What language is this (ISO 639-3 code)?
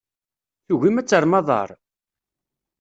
kab